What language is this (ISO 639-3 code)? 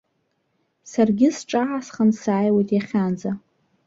abk